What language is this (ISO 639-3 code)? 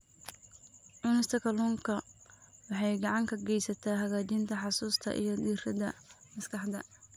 som